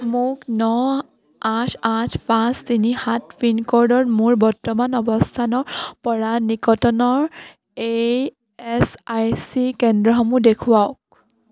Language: Assamese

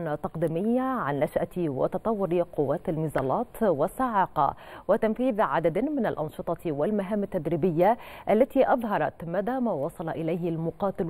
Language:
Arabic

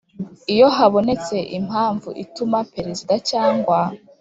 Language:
Kinyarwanda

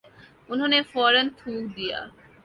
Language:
Urdu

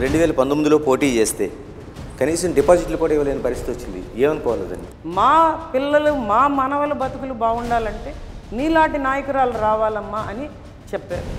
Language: Telugu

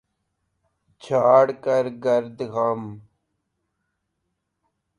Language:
Urdu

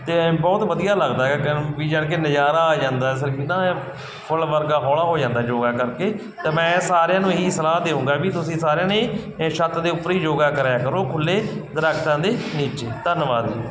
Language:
Punjabi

